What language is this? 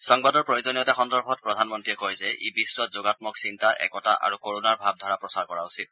Assamese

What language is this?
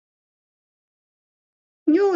Chinese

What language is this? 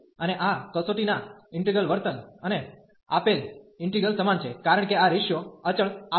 Gujarati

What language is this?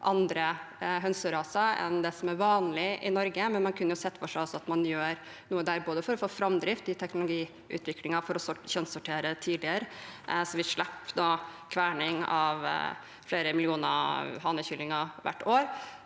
Norwegian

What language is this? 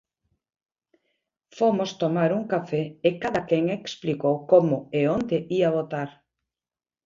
Galician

